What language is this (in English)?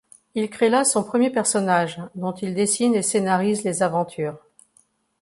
French